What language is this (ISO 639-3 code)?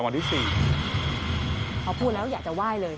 tha